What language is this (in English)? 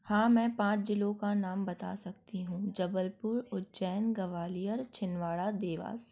Hindi